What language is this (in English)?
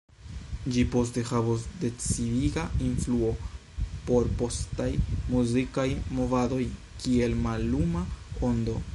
Esperanto